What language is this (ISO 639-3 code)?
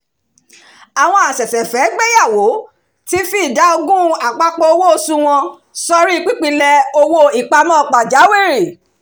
yor